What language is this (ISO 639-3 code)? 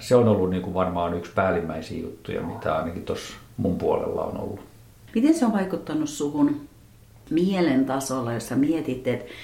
fin